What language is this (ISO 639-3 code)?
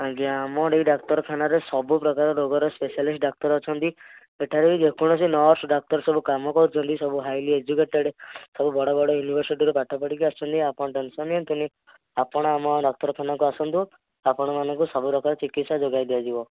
ori